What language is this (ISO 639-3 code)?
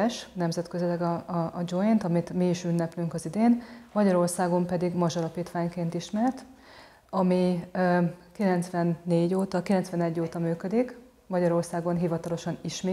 hun